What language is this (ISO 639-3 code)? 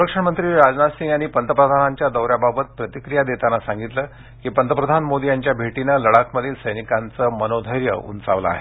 mar